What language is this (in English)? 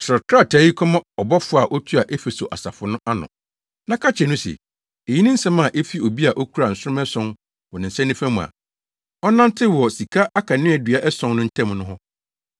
Akan